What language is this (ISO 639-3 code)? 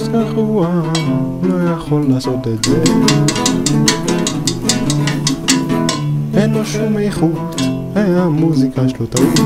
heb